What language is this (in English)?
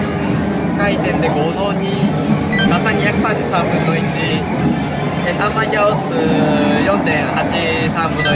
Japanese